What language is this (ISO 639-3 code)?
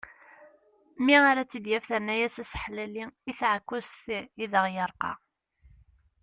kab